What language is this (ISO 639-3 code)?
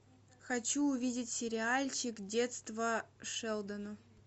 rus